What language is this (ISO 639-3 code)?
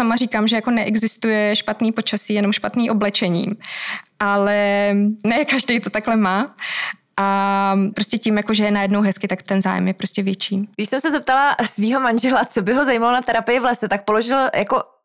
ces